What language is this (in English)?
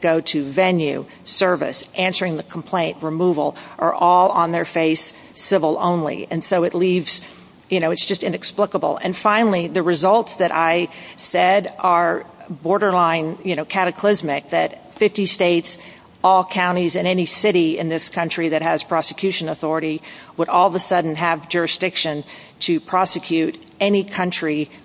English